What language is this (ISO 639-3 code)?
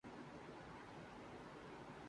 urd